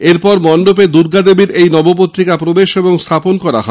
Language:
Bangla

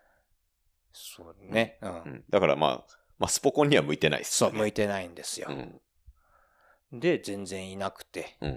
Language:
Japanese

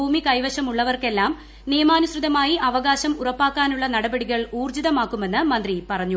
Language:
Malayalam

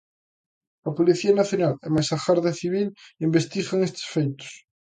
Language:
Galician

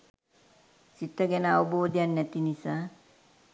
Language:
Sinhala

